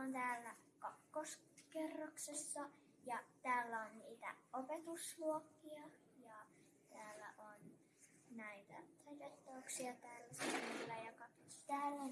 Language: Finnish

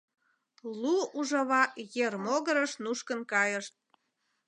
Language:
Mari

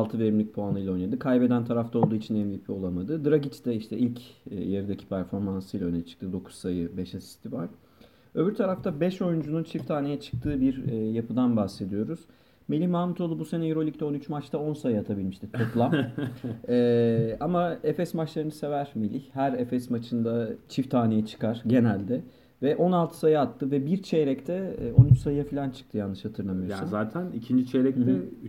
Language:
Turkish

